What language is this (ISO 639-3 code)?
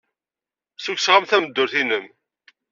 kab